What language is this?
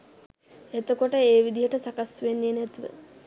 Sinhala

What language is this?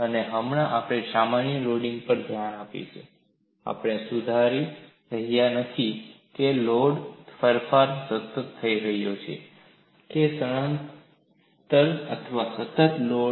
Gujarati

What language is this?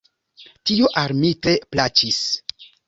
Esperanto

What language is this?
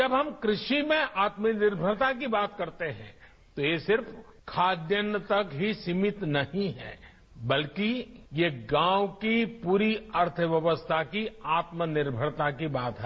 Hindi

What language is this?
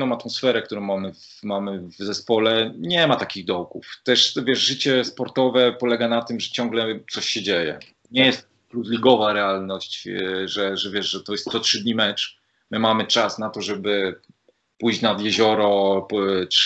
Polish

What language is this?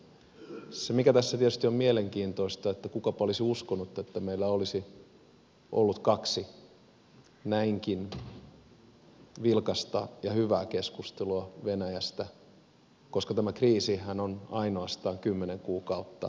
Finnish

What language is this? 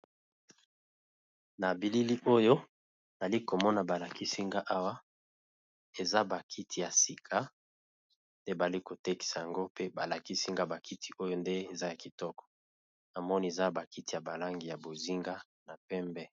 Lingala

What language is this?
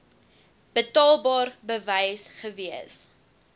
Afrikaans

